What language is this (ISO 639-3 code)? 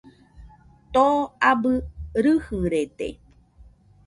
hux